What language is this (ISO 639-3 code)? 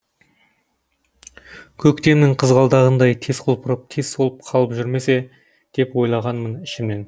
kaz